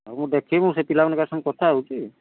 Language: Odia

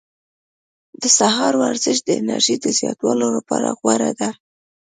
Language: Pashto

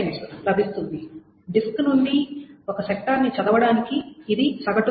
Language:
Telugu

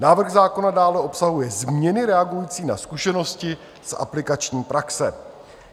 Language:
Czech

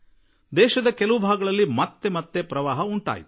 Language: Kannada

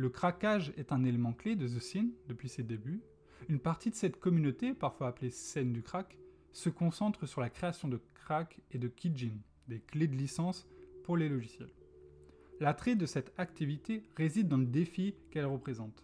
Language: French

